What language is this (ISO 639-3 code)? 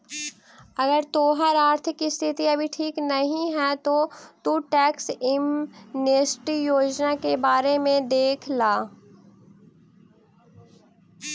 mag